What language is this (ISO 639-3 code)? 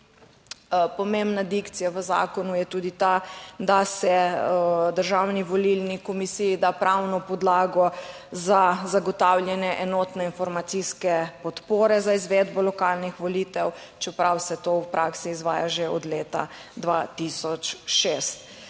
slv